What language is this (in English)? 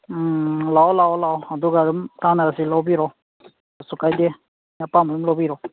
Manipuri